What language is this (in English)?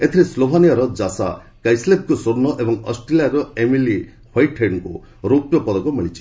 Odia